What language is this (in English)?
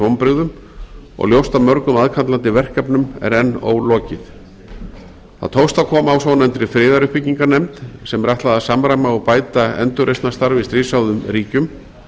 Icelandic